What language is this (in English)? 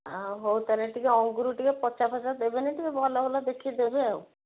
Odia